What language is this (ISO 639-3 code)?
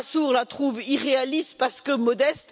fra